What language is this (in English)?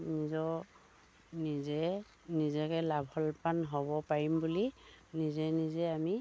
Assamese